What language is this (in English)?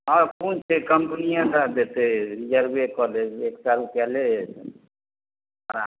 Maithili